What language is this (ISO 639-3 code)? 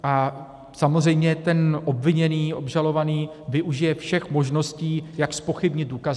ces